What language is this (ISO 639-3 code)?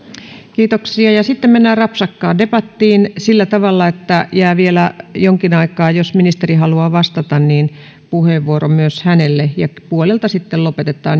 fin